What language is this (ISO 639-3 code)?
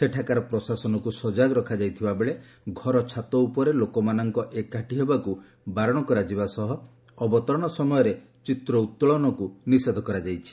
ori